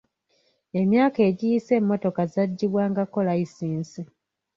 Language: Ganda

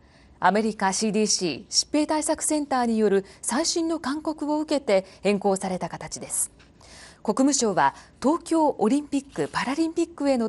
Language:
Japanese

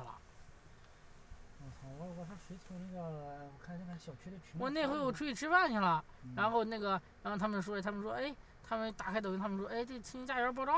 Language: Chinese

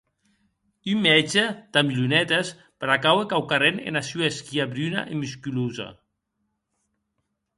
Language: Occitan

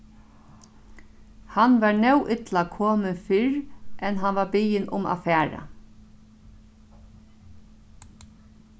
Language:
Faroese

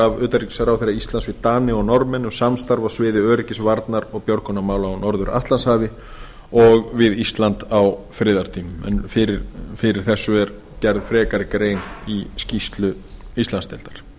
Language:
Icelandic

